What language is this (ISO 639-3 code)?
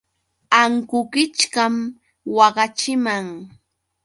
qux